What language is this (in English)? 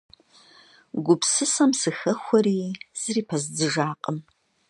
Kabardian